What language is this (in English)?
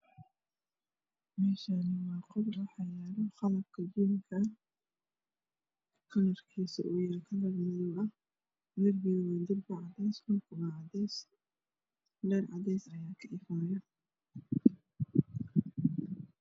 Somali